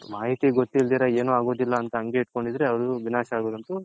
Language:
Kannada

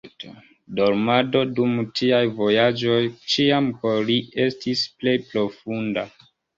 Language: Esperanto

